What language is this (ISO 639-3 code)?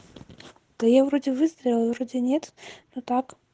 rus